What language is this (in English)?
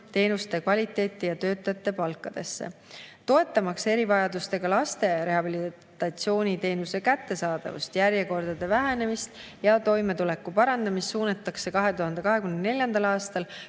Estonian